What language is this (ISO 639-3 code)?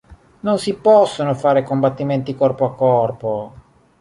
ita